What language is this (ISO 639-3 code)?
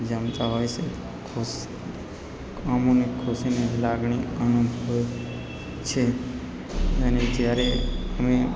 guj